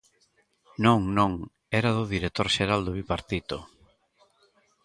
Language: Galician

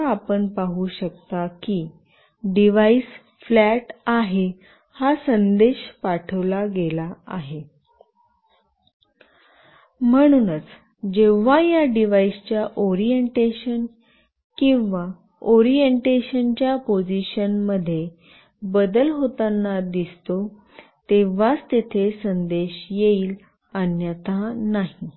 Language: Marathi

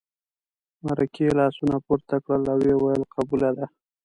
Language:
Pashto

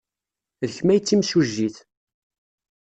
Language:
Kabyle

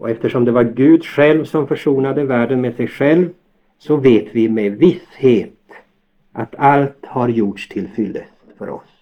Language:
Swedish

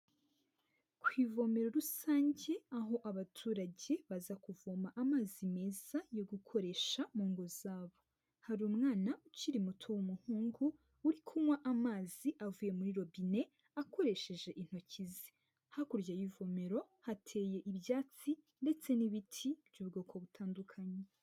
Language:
Kinyarwanda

